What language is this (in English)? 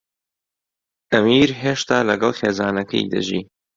Central Kurdish